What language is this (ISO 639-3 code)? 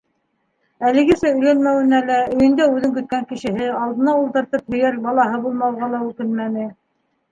bak